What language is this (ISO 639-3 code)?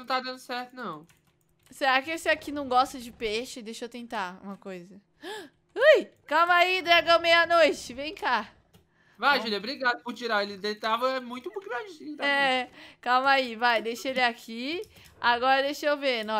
por